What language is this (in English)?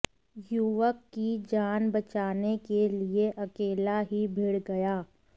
Hindi